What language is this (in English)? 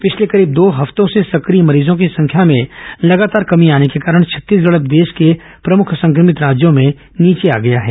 Hindi